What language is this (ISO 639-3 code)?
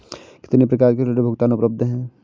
hin